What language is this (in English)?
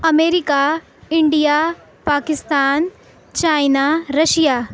Urdu